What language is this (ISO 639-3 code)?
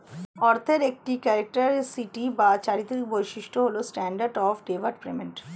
ben